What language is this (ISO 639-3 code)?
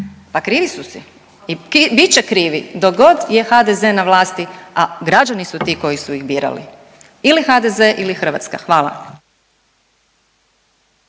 hrv